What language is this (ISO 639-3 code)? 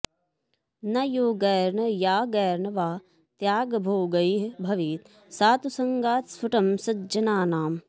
san